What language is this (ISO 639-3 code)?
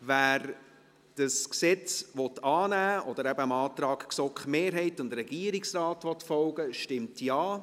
gsw